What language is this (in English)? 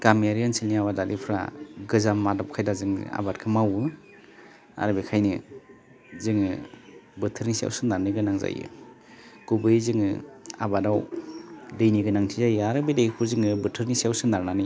Bodo